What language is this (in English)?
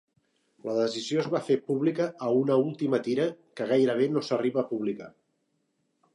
Catalan